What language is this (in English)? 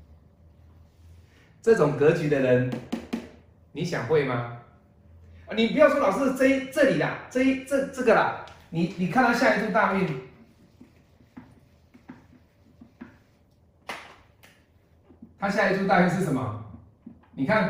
Chinese